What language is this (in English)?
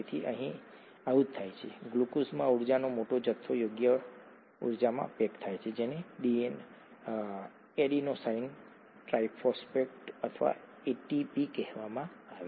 Gujarati